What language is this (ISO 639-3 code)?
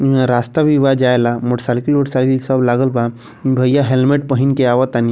bho